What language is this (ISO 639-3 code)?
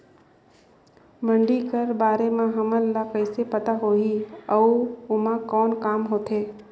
hne